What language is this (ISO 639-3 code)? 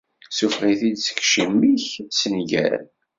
kab